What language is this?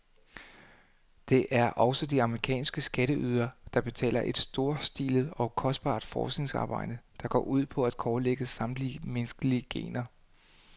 Danish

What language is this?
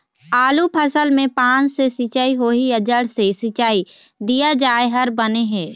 Chhattisgarhi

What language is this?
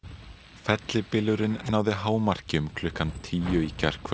Icelandic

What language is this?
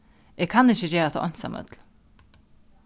Faroese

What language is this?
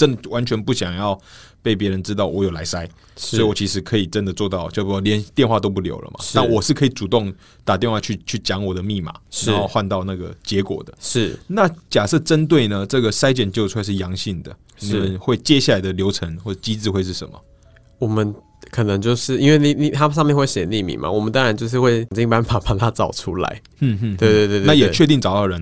Chinese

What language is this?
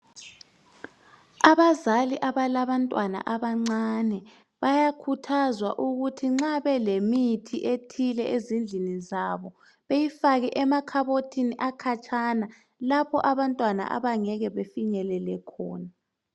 North Ndebele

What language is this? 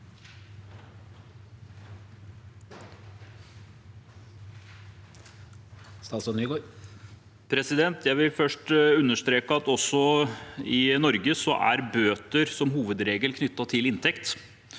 Norwegian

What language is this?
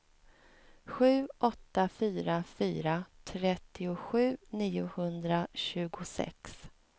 Swedish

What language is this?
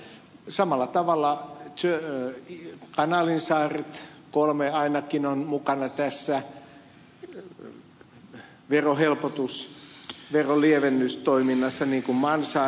Finnish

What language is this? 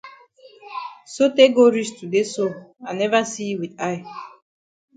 Cameroon Pidgin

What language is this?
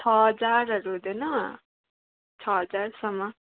Nepali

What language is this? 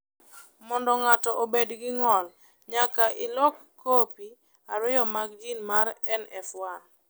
Luo (Kenya and Tanzania)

